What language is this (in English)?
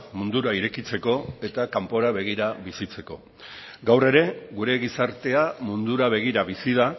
Basque